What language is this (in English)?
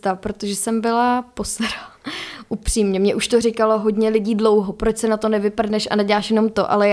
Czech